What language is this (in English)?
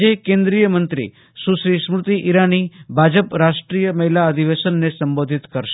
Gujarati